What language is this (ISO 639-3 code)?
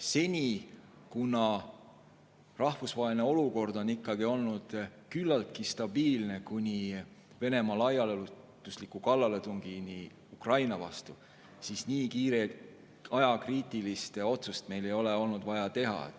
est